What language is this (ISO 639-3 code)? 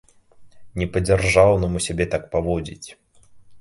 bel